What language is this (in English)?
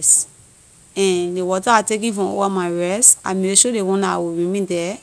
Liberian English